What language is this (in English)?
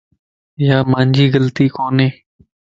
Lasi